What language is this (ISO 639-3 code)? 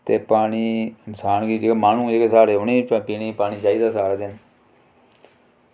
doi